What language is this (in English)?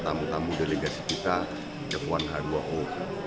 Indonesian